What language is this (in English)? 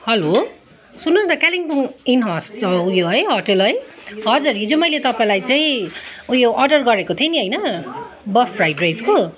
Nepali